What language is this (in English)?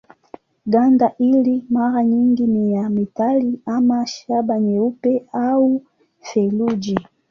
Swahili